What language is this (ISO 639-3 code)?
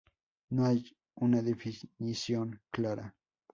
spa